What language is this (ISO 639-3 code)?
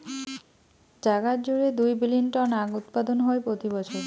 ben